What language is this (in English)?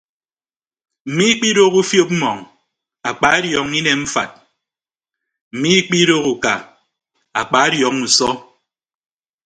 Ibibio